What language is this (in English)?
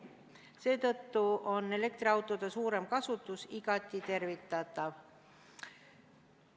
Estonian